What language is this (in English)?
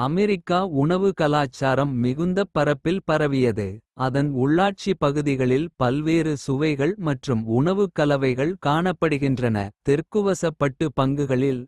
Kota (India)